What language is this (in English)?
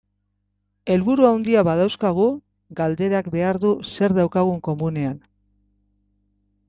Basque